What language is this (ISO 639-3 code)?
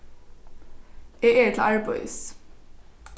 fao